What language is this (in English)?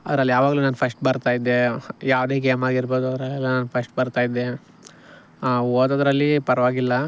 Kannada